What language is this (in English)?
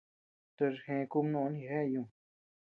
Tepeuxila Cuicatec